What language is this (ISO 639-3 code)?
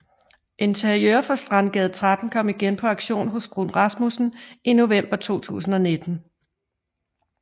dan